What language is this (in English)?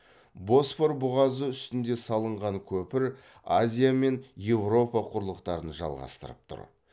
Kazakh